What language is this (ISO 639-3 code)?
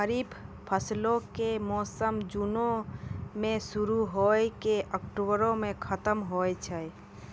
mai